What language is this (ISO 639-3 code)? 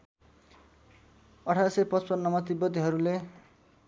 nep